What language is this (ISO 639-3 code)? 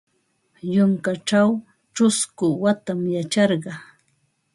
qva